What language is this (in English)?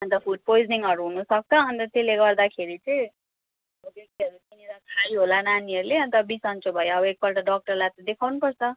Nepali